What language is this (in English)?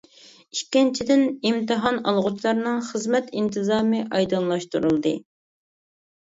Uyghur